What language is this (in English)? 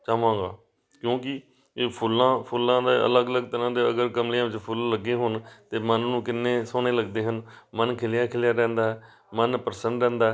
Punjabi